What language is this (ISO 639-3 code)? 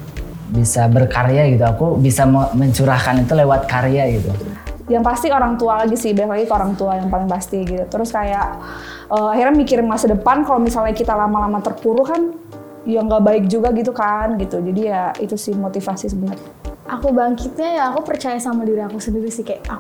ind